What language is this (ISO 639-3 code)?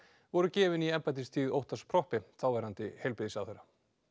isl